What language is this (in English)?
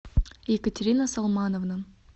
Russian